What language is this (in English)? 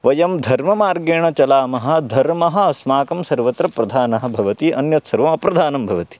Sanskrit